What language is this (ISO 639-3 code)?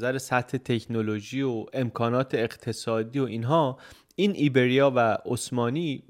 fas